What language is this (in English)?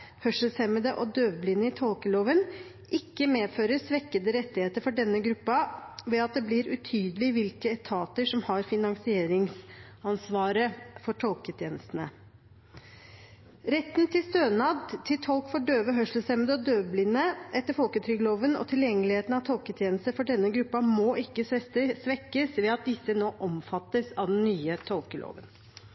Norwegian Bokmål